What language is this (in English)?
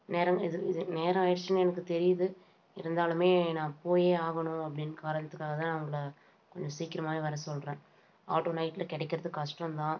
Tamil